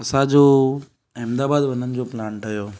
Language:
Sindhi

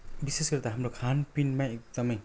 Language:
Nepali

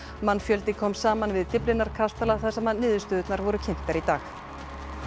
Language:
Icelandic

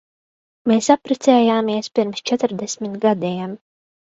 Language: Latvian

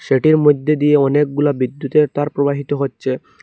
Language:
Bangla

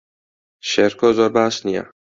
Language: Central Kurdish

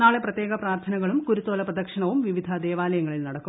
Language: Malayalam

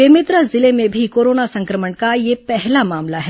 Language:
Hindi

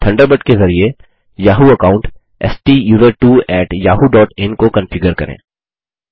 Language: Hindi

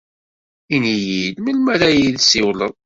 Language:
Kabyle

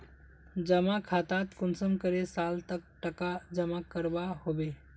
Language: Magahi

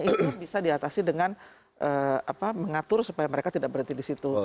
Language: Indonesian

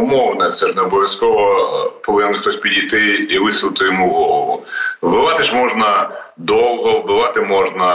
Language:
Ukrainian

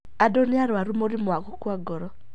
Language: Kikuyu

